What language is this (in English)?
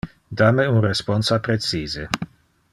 Interlingua